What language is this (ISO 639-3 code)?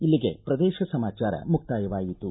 kan